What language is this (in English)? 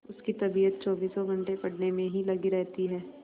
Hindi